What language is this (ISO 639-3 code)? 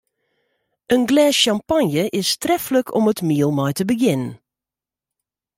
fry